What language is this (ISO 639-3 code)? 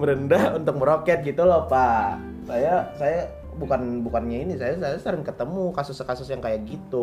ind